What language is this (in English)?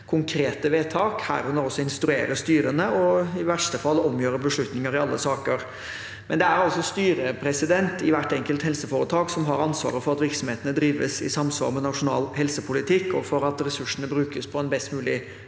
Norwegian